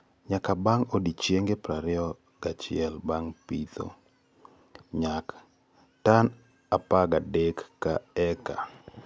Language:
Luo (Kenya and Tanzania)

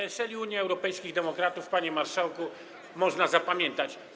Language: Polish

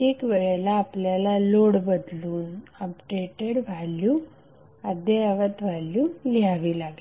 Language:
Marathi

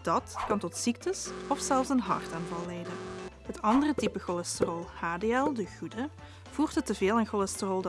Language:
Dutch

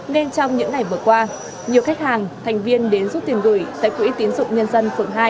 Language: Vietnamese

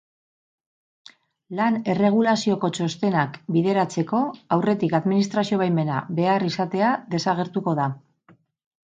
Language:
Basque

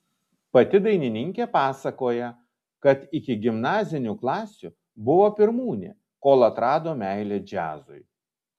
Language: Lithuanian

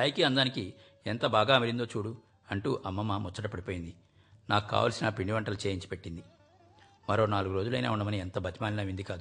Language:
Telugu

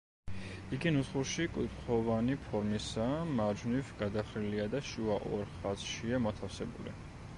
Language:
Georgian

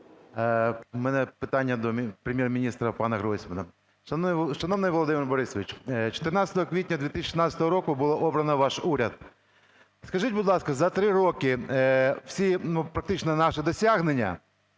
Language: Ukrainian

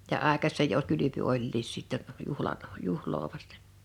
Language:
Finnish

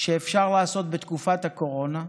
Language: Hebrew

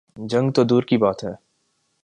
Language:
Urdu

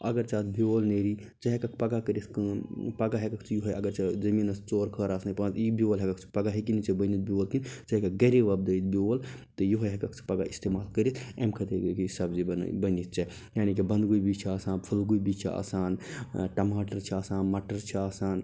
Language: Kashmiri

